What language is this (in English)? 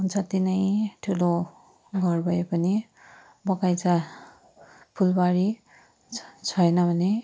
Nepali